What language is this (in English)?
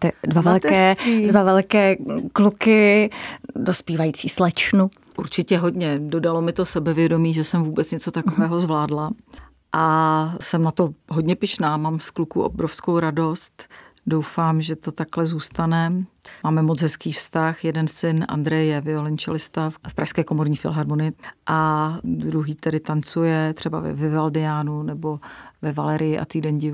Czech